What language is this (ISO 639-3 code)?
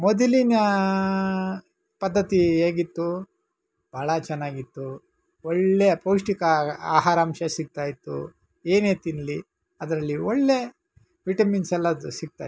kan